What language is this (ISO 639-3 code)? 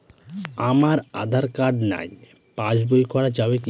ben